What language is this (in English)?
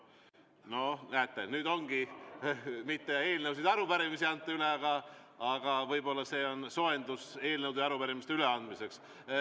Estonian